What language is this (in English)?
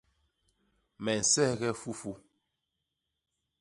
Basaa